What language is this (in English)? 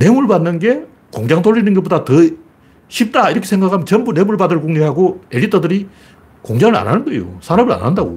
Korean